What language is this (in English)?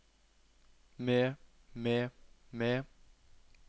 Norwegian